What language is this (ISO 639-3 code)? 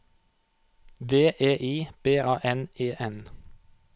nor